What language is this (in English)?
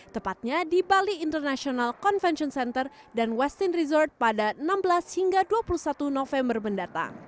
Indonesian